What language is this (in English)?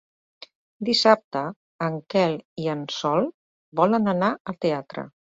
Catalan